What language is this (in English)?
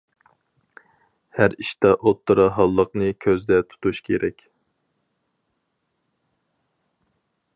Uyghur